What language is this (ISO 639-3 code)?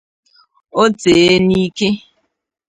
ibo